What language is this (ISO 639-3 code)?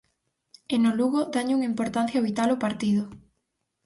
glg